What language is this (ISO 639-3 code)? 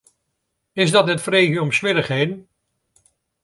fry